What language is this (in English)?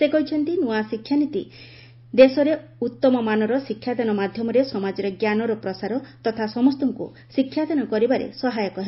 Odia